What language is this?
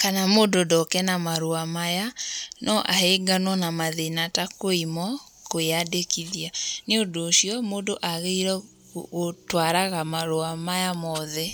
Kikuyu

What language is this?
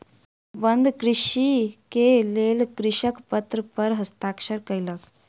Maithili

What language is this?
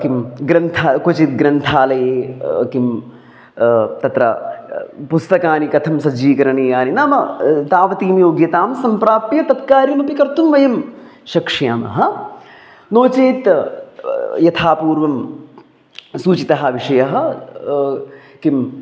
Sanskrit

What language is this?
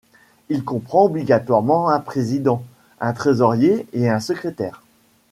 French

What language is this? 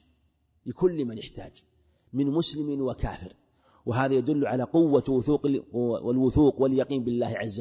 Arabic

